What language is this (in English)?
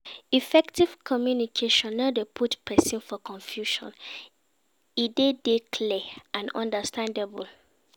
Nigerian Pidgin